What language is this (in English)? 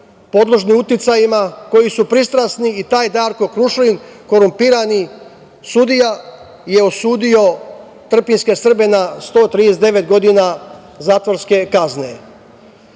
Serbian